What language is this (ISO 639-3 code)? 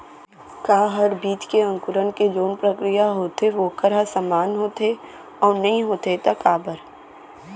hne